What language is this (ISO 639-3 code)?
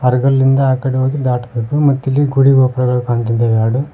kan